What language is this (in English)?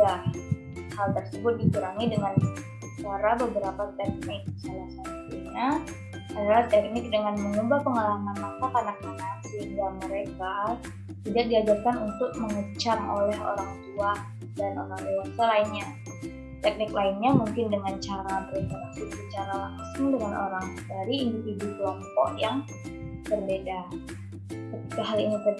Indonesian